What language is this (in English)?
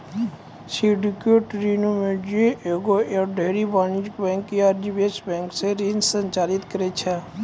Maithili